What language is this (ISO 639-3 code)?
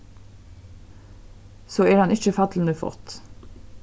fao